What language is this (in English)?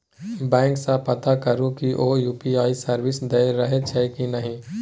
Maithili